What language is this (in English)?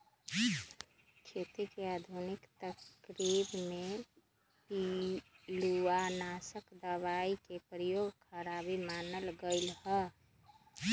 Magahi